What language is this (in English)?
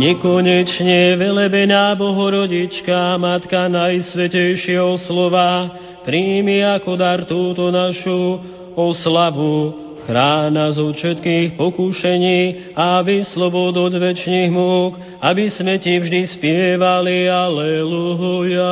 Slovak